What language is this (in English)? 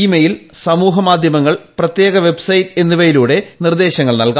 Malayalam